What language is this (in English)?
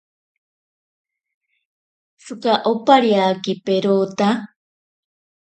Ashéninka Perené